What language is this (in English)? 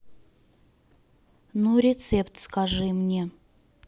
Russian